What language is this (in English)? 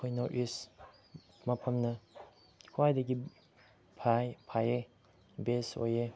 Manipuri